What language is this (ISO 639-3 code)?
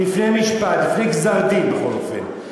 heb